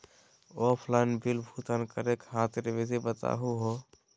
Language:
Magahi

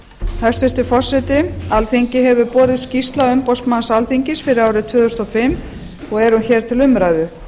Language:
Icelandic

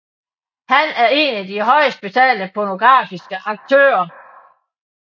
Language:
Danish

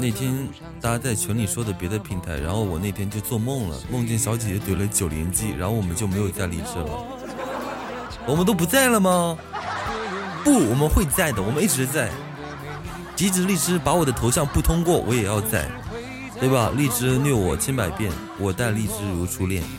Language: Chinese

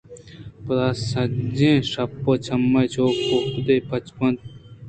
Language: Eastern Balochi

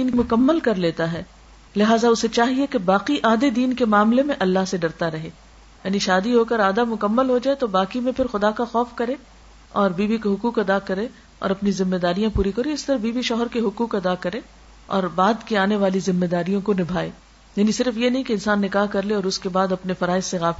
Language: Urdu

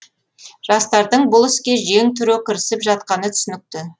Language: Kazakh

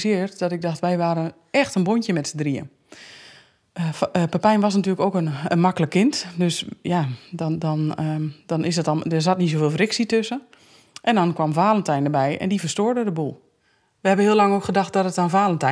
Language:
Dutch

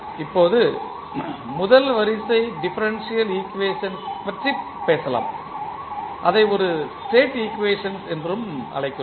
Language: Tamil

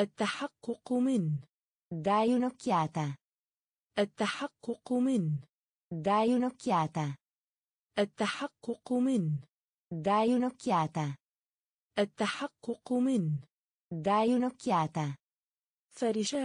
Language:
Italian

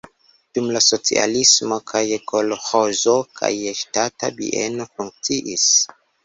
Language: Esperanto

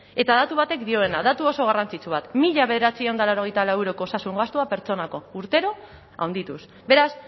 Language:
Basque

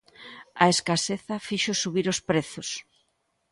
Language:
Galician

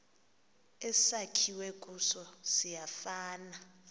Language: Xhosa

